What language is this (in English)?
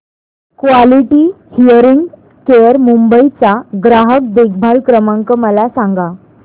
Marathi